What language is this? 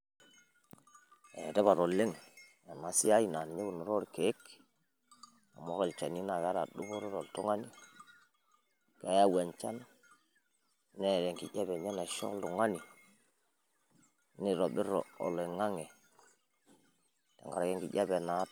Masai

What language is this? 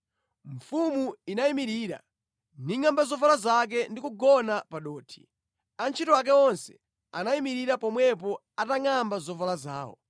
Nyanja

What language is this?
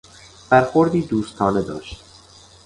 Persian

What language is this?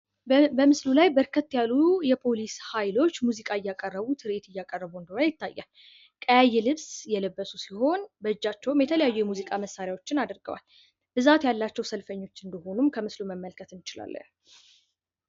Amharic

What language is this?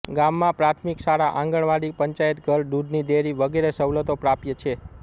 Gujarati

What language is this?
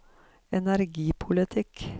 Norwegian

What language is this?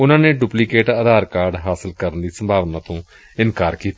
Punjabi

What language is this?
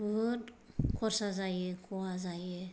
Bodo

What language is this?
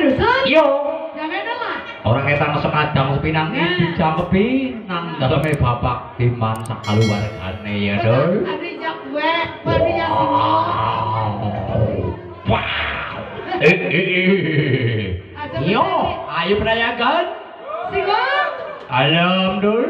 Indonesian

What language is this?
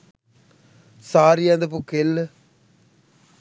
Sinhala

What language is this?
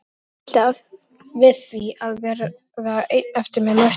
Icelandic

